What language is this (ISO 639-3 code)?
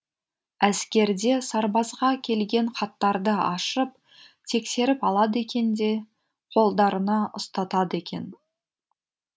kaz